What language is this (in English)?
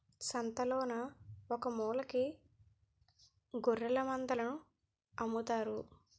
Telugu